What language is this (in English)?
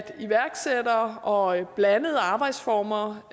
Danish